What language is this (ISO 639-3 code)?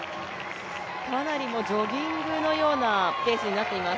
jpn